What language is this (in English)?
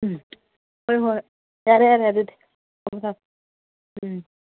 Manipuri